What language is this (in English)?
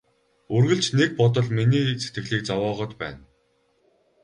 Mongolian